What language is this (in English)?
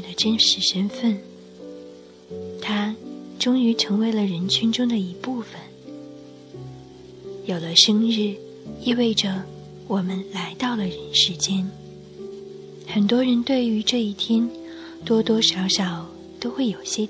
Chinese